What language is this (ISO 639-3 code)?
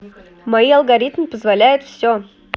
rus